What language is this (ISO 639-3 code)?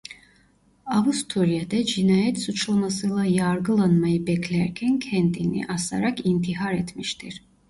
tur